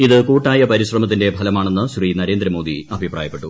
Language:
Malayalam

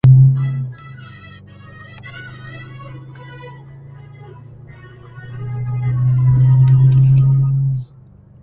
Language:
Arabic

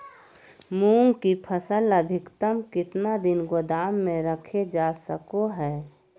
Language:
Magahi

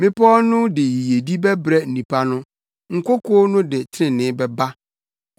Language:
Akan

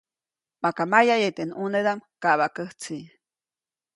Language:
Copainalá Zoque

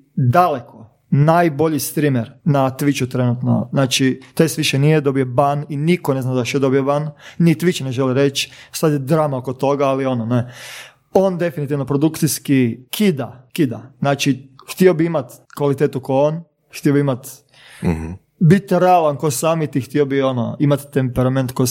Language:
Croatian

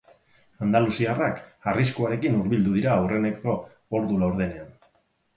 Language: Basque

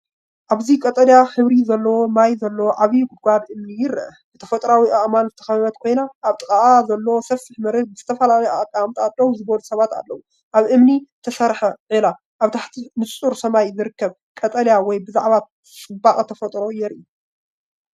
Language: Tigrinya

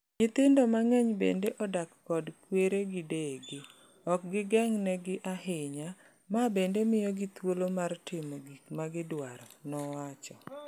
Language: Luo (Kenya and Tanzania)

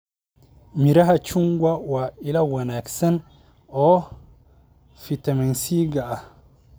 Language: Somali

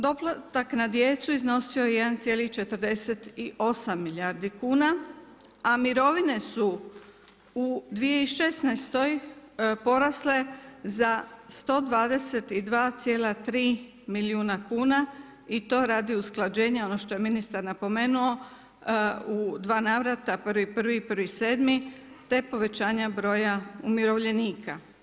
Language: Croatian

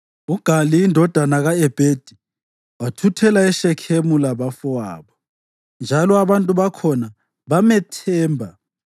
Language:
North Ndebele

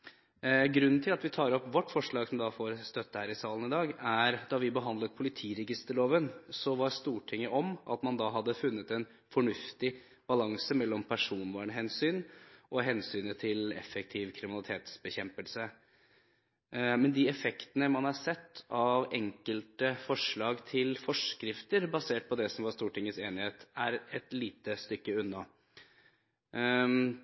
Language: Norwegian Bokmål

